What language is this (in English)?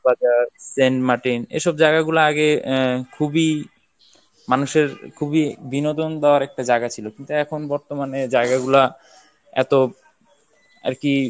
Bangla